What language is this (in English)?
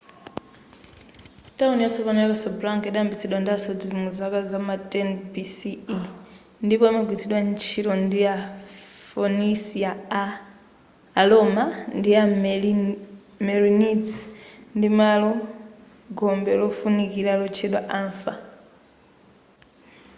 Nyanja